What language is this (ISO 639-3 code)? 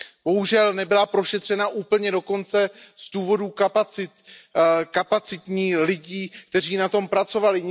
ces